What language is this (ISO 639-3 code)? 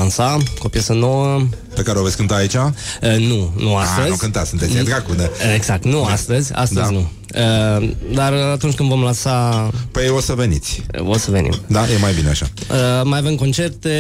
ron